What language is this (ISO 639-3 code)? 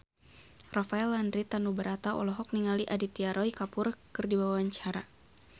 sun